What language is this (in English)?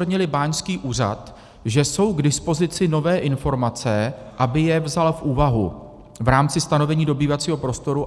Czech